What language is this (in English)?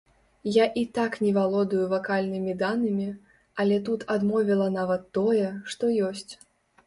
Belarusian